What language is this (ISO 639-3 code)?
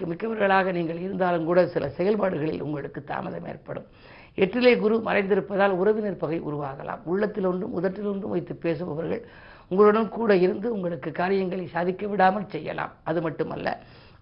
tam